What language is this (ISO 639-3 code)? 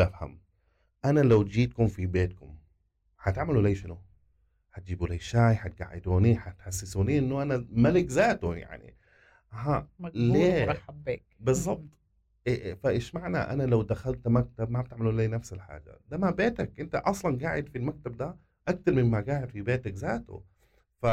ara